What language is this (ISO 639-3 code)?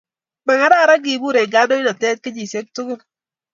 kln